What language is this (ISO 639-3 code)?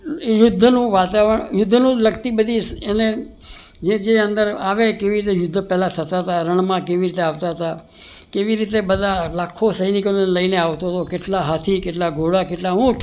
guj